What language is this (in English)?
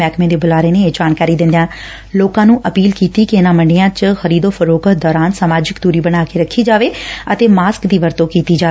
Punjabi